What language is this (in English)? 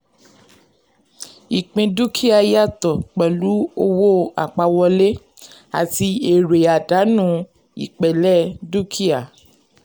Yoruba